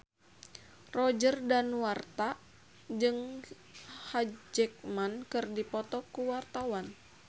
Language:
Sundanese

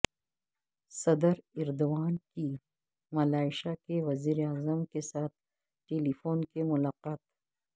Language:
Urdu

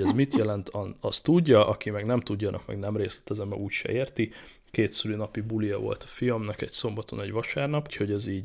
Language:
Hungarian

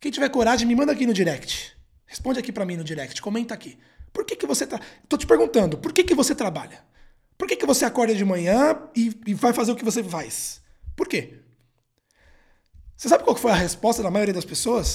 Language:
Portuguese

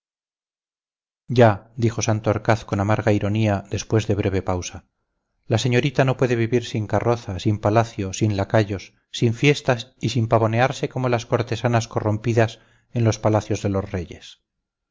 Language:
Spanish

